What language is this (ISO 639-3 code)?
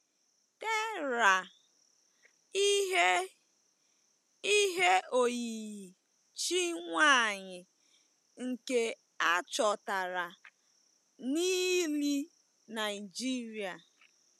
ibo